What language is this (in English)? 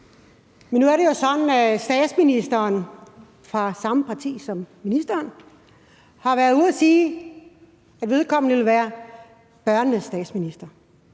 Danish